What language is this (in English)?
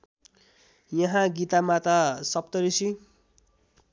Nepali